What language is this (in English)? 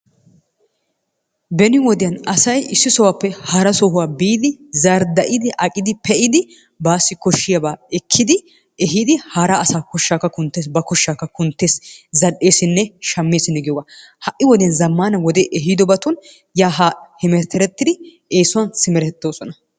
Wolaytta